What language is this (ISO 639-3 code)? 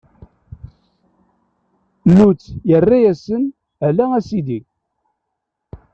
kab